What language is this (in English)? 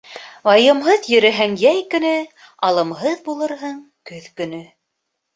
Bashkir